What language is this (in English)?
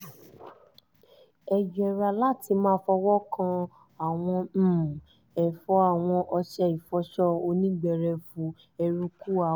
Yoruba